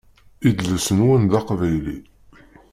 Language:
Kabyle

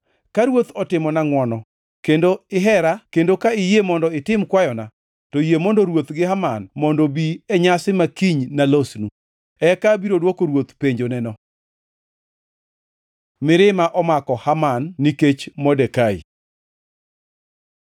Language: Luo (Kenya and Tanzania)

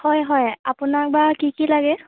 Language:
Assamese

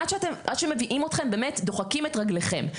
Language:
Hebrew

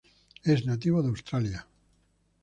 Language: Spanish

